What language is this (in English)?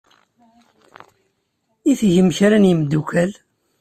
Kabyle